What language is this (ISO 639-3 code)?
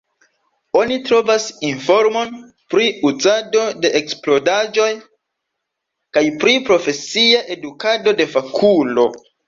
epo